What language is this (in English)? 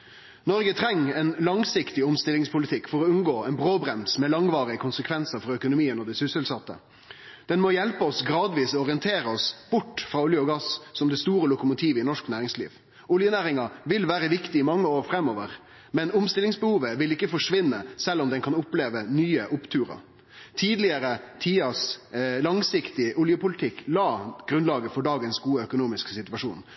Norwegian Nynorsk